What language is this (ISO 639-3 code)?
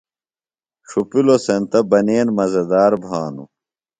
phl